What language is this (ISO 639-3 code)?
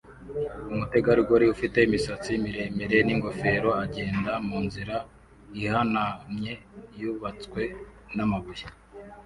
kin